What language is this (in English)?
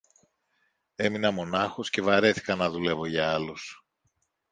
Greek